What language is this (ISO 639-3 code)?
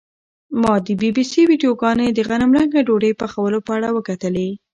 pus